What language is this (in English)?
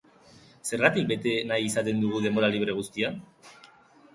Basque